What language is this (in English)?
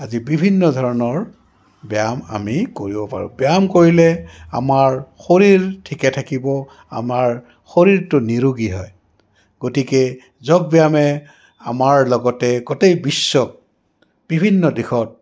Assamese